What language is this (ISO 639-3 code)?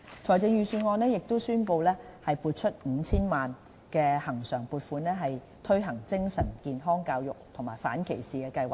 yue